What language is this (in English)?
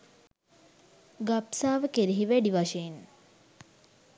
Sinhala